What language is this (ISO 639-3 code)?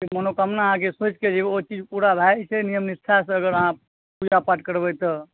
mai